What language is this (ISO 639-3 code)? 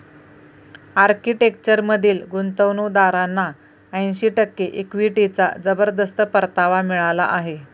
mar